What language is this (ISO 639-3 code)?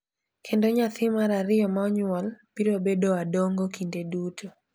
luo